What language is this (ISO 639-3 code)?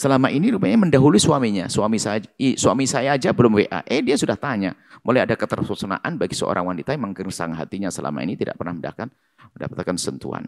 ind